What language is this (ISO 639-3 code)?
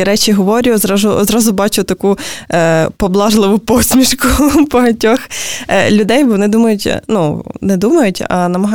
ukr